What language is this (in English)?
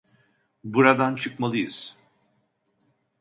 Turkish